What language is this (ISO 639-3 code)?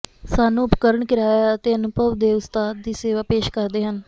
pan